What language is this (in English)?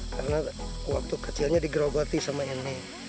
Indonesian